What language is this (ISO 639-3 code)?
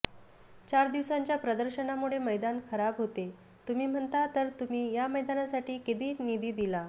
mar